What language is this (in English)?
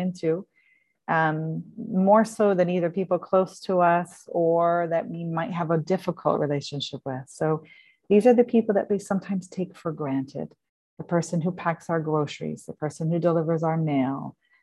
English